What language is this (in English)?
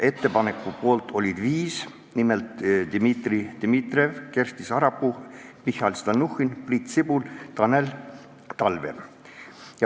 Estonian